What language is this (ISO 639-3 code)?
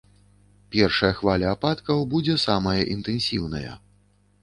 bel